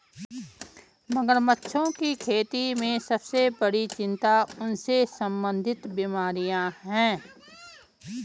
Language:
Hindi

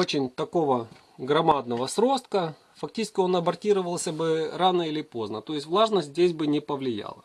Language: Russian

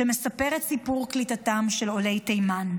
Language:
Hebrew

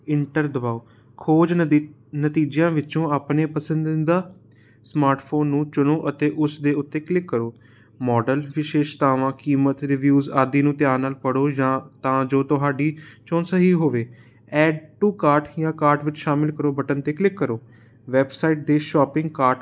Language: Punjabi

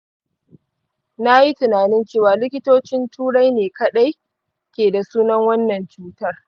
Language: Hausa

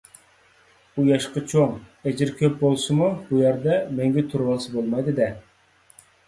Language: Uyghur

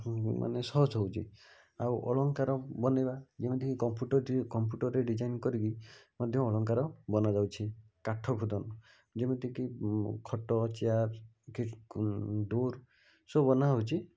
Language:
Odia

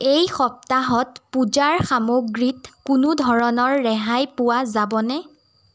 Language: Assamese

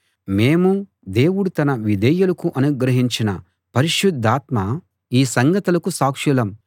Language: Telugu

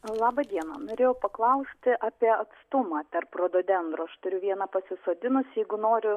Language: Lithuanian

